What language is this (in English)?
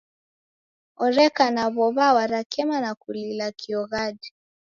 Taita